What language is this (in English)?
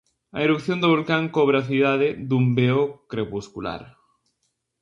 Galician